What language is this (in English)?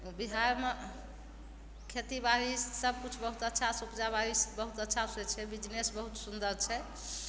Maithili